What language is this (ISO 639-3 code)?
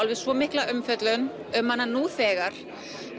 isl